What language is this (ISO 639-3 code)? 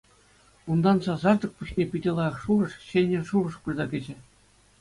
chv